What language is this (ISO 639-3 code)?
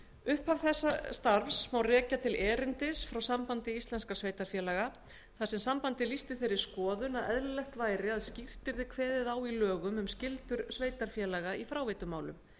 isl